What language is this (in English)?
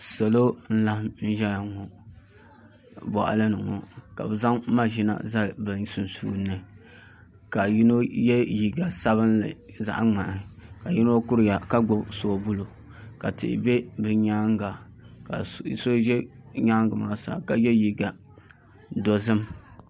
Dagbani